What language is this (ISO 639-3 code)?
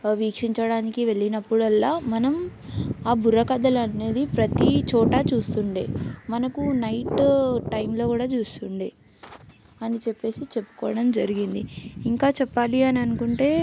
tel